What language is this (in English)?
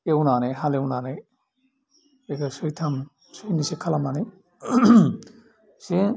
Bodo